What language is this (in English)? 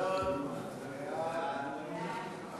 Hebrew